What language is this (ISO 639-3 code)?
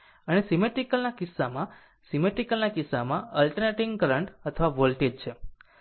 guj